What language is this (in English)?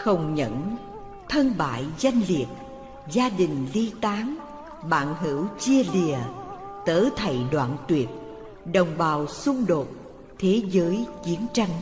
Vietnamese